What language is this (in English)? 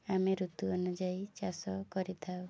Odia